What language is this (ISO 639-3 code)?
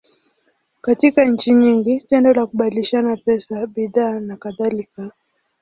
swa